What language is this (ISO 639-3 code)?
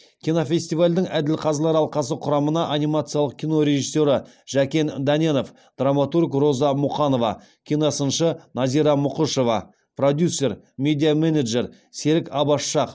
kaz